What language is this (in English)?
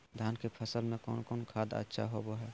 Magahi